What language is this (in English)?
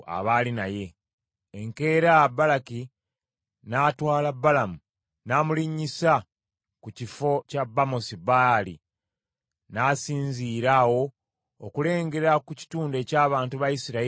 Ganda